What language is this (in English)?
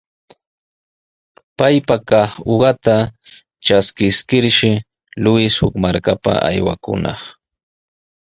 Sihuas Ancash Quechua